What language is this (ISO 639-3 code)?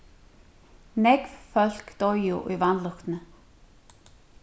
fao